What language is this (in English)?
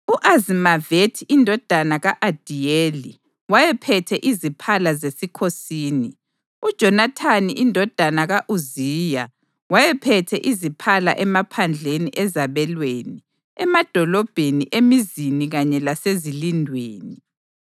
North Ndebele